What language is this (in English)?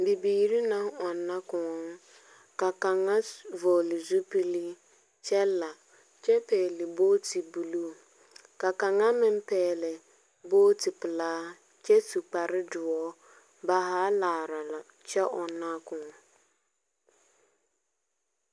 Southern Dagaare